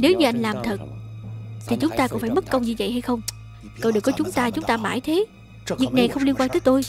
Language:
Vietnamese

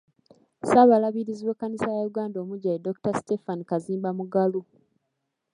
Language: Ganda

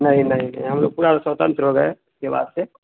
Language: Hindi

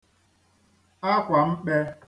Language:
Igbo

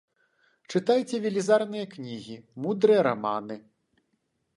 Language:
Belarusian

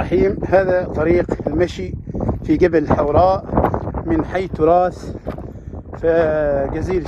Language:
Arabic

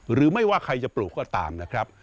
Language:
Thai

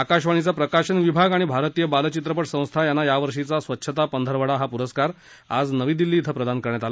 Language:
Marathi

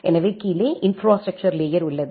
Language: Tamil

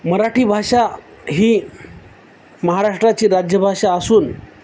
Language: Marathi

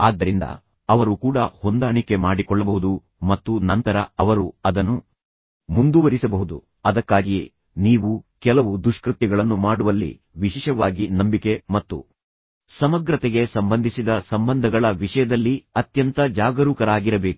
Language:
Kannada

